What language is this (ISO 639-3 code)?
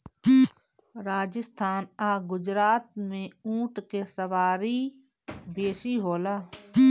bho